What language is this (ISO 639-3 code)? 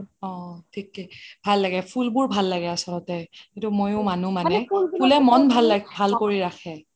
asm